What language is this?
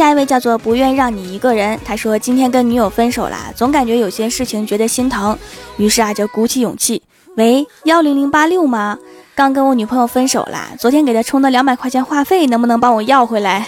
Chinese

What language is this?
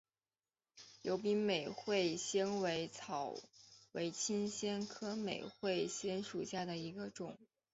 Chinese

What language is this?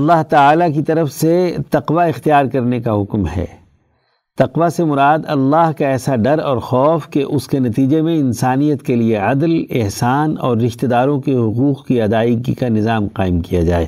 Urdu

